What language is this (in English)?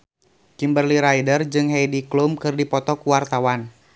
Sundanese